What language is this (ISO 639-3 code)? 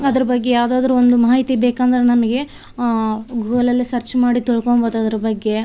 kan